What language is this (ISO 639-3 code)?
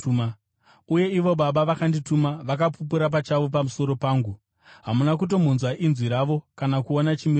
sna